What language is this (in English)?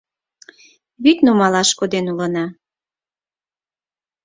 Mari